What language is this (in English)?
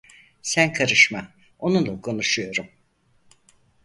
Turkish